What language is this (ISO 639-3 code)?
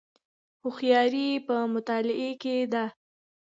pus